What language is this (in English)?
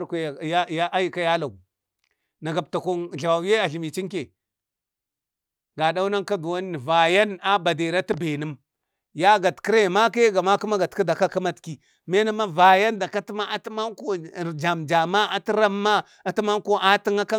Bade